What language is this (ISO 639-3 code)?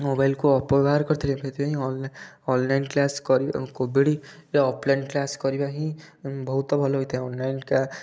ori